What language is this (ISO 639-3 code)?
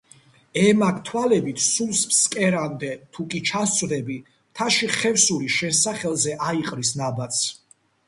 kat